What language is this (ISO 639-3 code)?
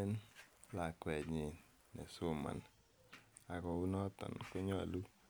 kln